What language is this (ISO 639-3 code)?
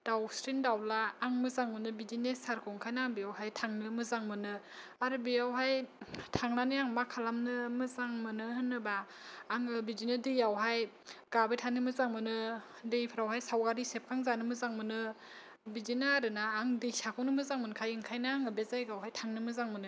brx